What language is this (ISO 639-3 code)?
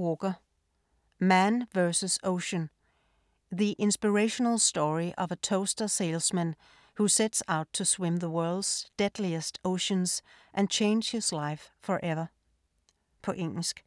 dan